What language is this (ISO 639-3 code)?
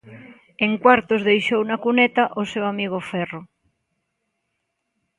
glg